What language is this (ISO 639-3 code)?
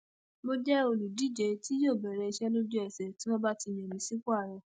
yor